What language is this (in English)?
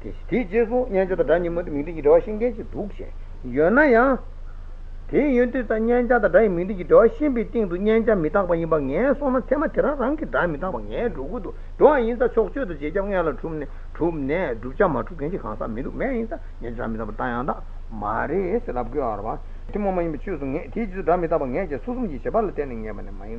Italian